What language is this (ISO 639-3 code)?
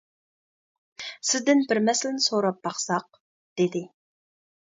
uig